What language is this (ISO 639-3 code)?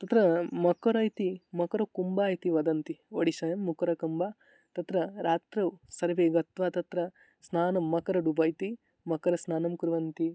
san